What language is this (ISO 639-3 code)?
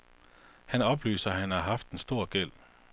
dan